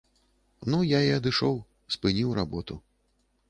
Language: Belarusian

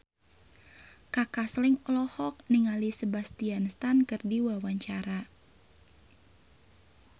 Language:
Sundanese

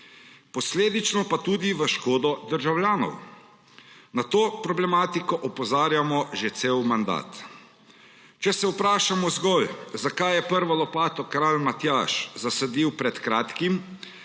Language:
Slovenian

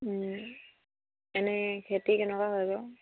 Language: Assamese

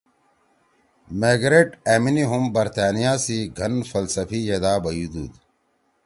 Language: Torwali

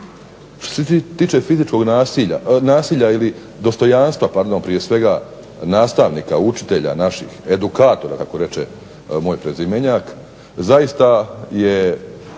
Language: Croatian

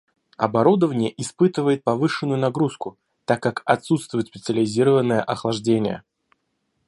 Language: Russian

